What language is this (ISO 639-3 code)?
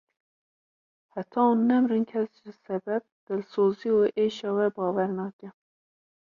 kur